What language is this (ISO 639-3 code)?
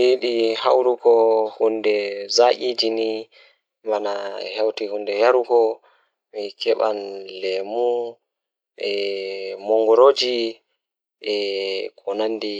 ful